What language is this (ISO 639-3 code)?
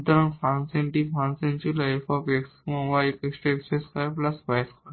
ben